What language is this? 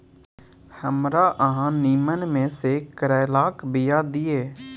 Maithili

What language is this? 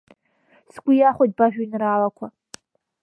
Abkhazian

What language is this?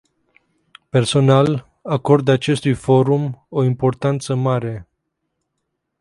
Romanian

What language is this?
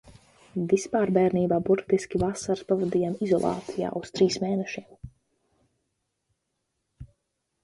Latvian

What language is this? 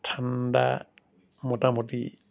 Assamese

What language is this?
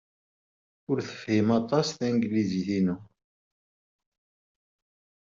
Kabyle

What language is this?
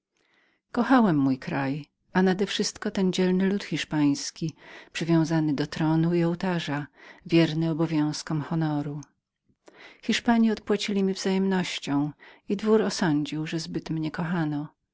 Polish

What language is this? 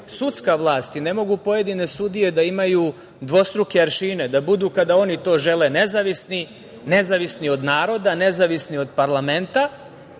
Serbian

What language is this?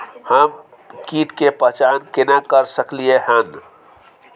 Maithili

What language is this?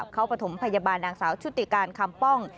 Thai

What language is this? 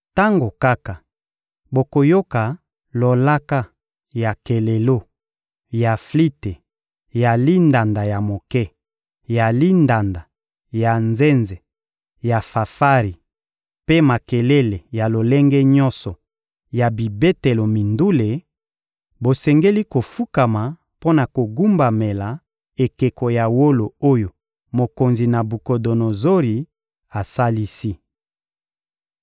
Lingala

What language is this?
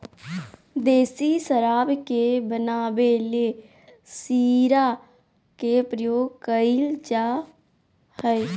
Magahi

